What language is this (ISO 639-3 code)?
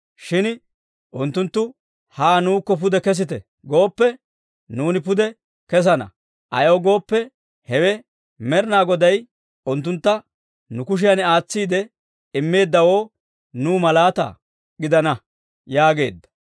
dwr